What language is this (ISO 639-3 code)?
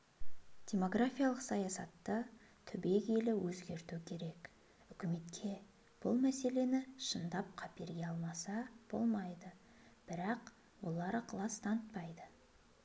kaz